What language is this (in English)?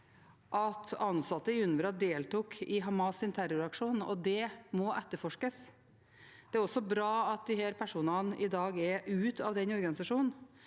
Norwegian